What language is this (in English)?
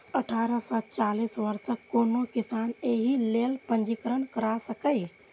Maithili